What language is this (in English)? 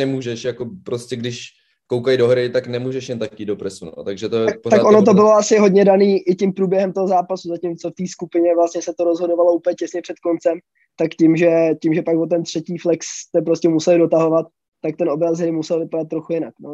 Czech